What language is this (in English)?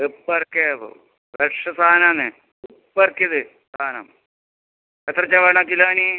Malayalam